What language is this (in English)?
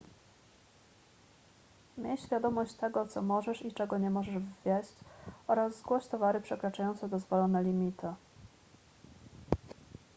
Polish